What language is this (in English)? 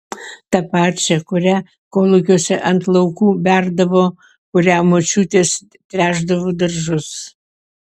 Lithuanian